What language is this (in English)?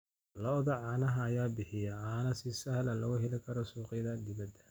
Somali